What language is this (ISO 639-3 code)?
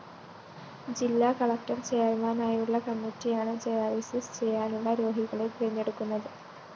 mal